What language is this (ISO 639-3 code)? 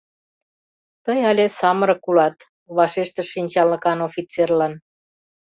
chm